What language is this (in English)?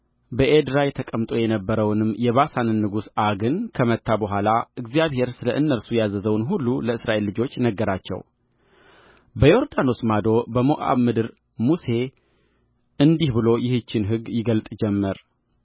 Amharic